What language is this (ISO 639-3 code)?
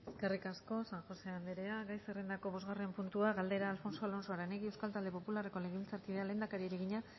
eus